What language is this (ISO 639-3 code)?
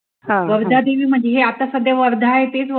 mar